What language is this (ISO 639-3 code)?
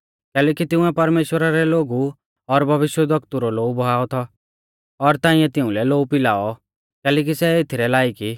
bfz